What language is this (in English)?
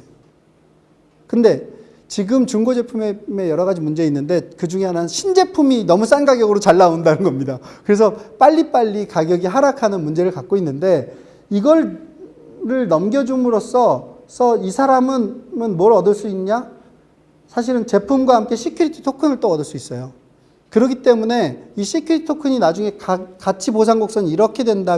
Korean